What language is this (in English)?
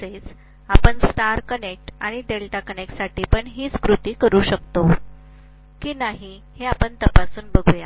Marathi